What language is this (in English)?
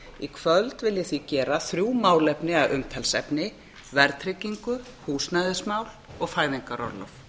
Icelandic